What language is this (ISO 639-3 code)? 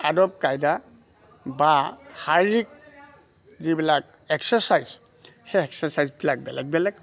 asm